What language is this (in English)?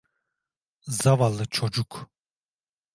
Turkish